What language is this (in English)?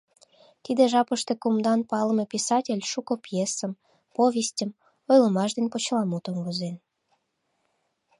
Mari